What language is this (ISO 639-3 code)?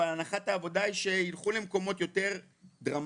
heb